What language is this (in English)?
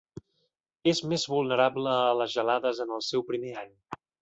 Catalan